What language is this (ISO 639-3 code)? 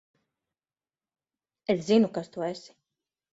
lav